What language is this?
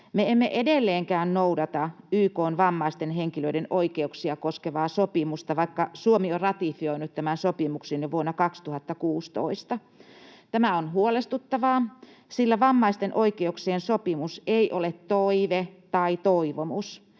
Finnish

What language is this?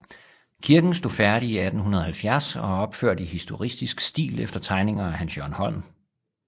Danish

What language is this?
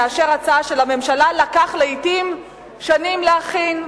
Hebrew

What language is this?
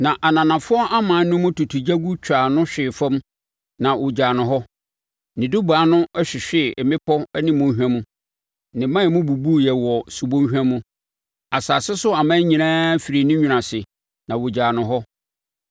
Akan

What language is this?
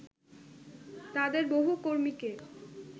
Bangla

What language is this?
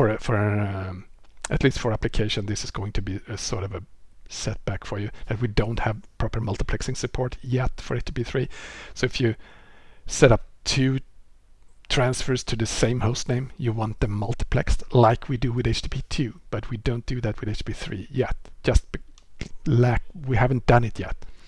English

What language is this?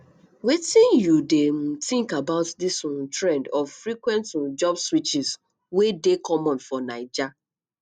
Nigerian Pidgin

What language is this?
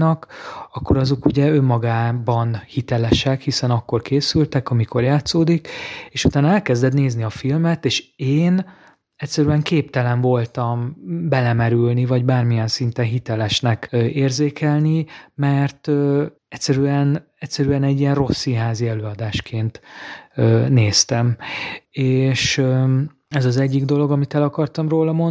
Hungarian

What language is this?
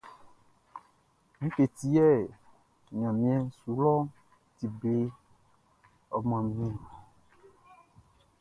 Baoulé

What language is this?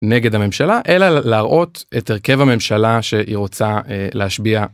Hebrew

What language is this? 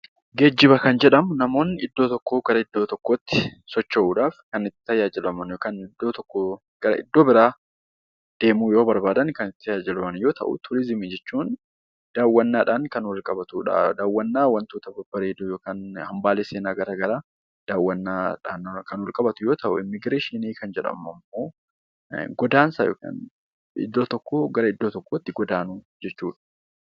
Oromo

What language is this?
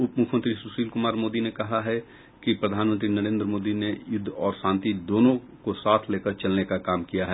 Hindi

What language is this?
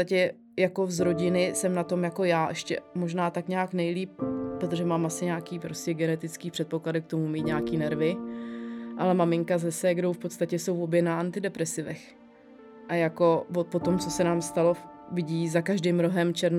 Czech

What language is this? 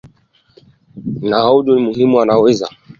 Swahili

